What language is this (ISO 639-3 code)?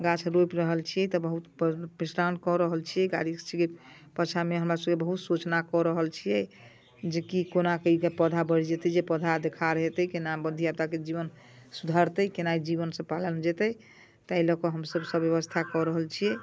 mai